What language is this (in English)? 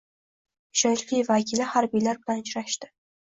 Uzbek